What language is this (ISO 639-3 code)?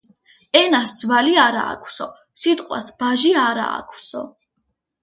kat